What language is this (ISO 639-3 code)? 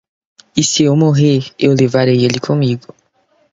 por